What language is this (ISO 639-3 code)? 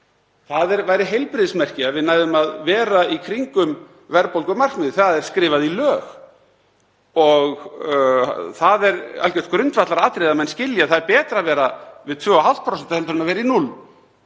isl